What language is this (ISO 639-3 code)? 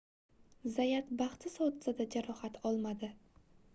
uzb